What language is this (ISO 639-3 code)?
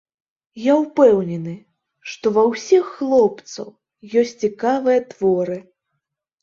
bel